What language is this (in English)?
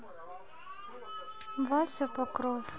Russian